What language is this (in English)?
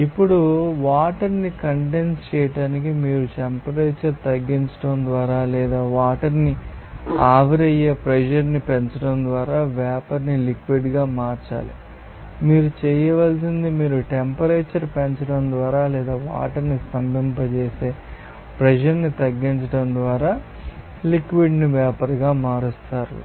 Telugu